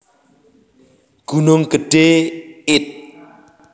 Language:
Javanese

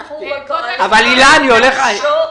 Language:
Hebrew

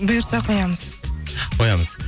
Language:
Kazakh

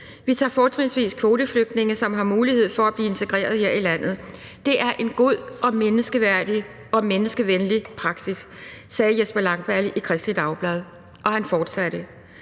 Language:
Danish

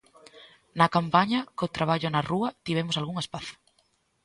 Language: Galician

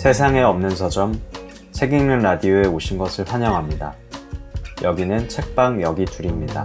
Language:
Korean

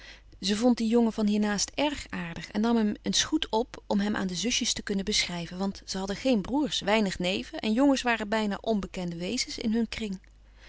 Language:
Dutch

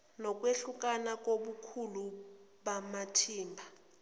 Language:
Zulu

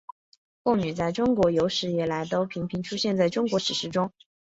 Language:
Chinese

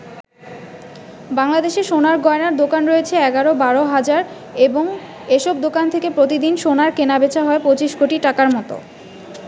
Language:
Bangla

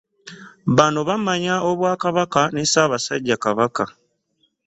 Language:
Ganda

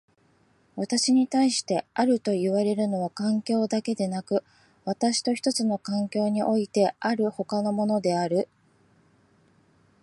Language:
Japanese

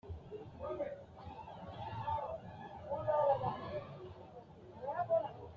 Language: Sidamo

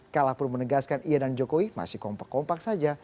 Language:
Indonesian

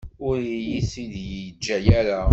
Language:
Kabyle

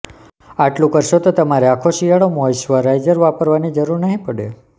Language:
Gujarati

